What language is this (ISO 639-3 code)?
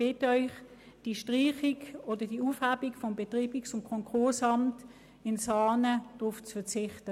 gsw